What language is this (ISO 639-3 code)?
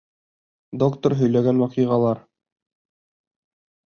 bak